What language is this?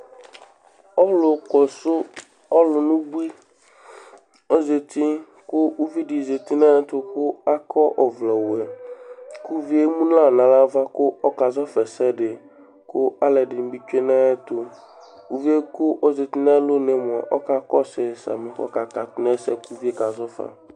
Ikposo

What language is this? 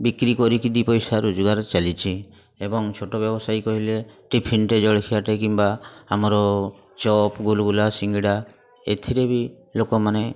Odia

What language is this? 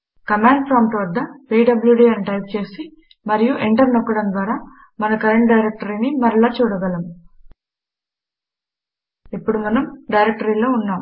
Telugu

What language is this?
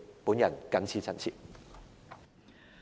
Cantonese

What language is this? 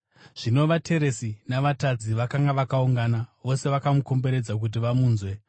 Shona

